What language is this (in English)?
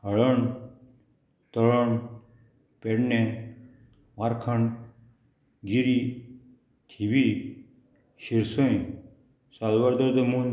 Konkani